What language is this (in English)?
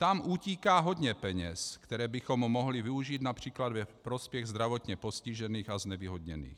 Czech